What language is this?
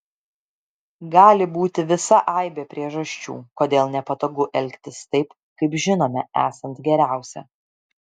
Lithuanian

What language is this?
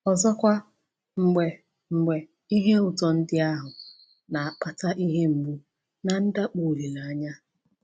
Igbo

